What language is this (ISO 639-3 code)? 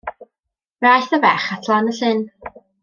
cym